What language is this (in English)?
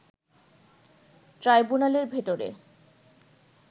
Bangla